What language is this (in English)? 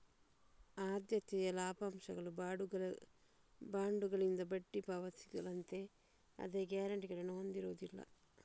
Kannada